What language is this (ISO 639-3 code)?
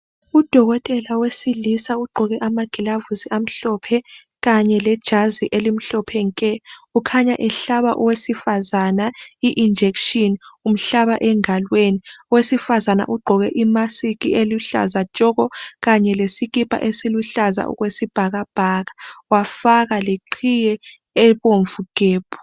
nde